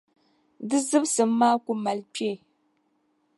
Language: Dagbani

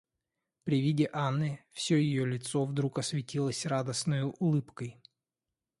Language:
Russian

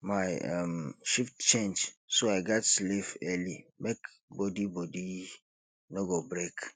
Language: Nigerian Pidgin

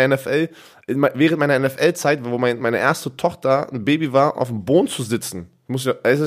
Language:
German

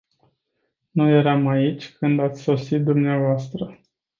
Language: Romanian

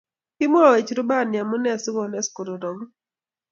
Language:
Kalenjin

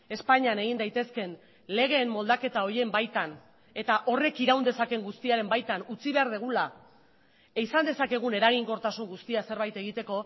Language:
Basque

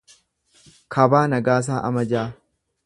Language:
Oromo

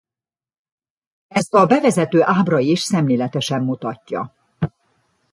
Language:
Hungarian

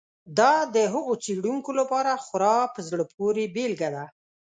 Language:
Pashto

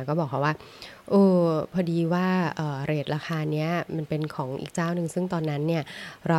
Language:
Thai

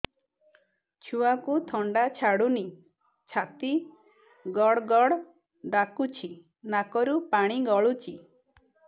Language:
Odia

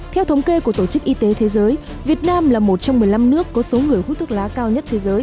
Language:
Vietnamese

